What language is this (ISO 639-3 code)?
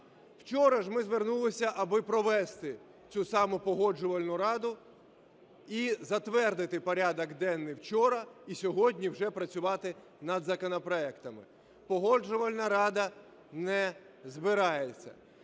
ukr